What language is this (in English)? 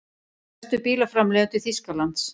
Icelandic